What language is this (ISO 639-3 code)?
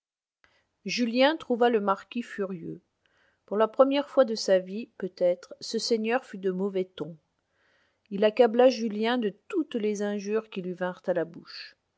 fra